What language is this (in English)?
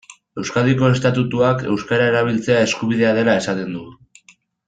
Basque